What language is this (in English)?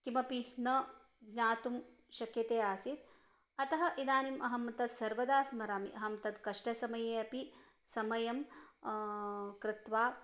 Sanskrit